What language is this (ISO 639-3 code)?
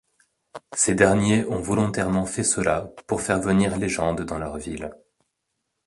fra